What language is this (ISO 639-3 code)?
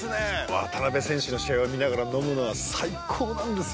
jpn